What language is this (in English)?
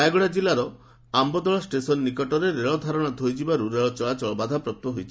Odia